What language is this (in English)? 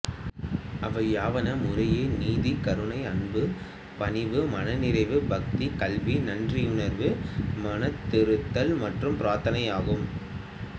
Tamil